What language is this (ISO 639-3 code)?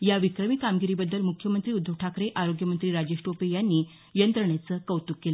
mar